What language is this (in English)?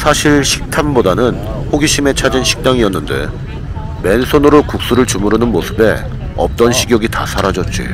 Korean